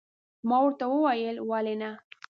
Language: Pashto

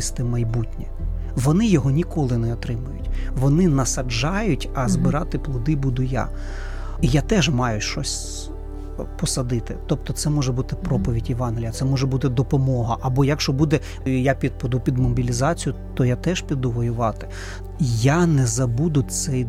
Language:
Ukrainian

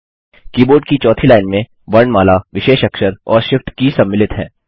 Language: Hindi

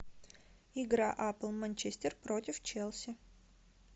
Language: Russian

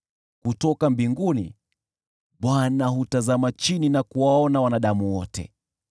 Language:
Swahili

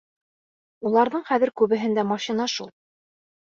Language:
Bashkir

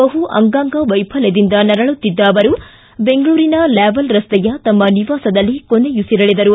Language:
Kannada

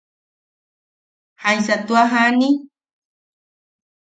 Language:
Yaqui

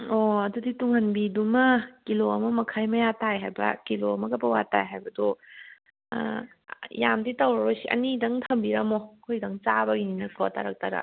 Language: Manipuri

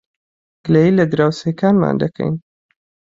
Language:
Central Kurdish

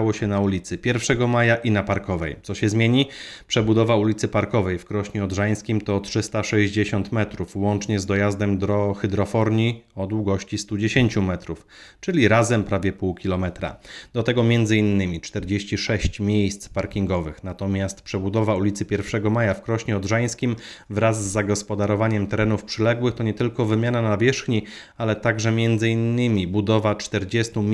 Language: Polish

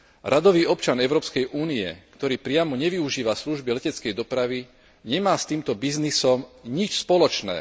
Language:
Slovak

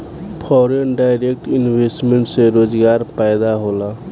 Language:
Bhojpuri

